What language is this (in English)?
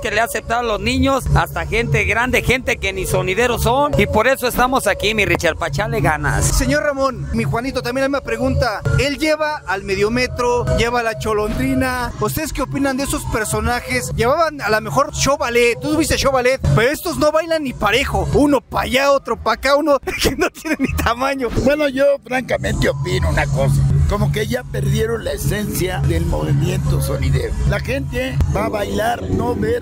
Spanish